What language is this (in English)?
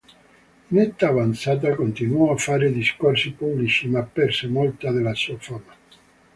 Italian